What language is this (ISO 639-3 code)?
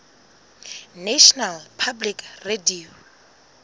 sot